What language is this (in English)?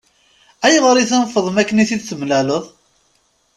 Kabyle